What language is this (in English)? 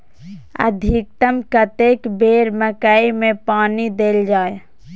Maithili